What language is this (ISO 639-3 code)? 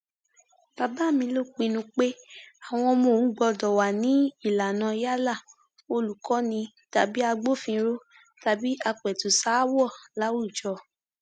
yor